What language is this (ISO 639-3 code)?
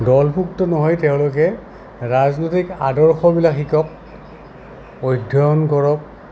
asm